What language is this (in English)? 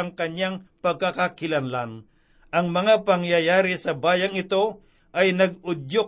Filipino